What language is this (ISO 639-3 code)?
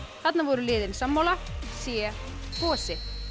isl